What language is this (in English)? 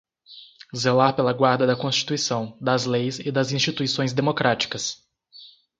Portuguese